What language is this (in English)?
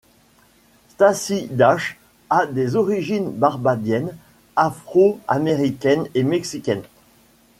French